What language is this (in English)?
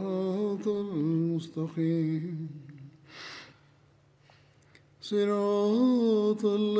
Bulgarian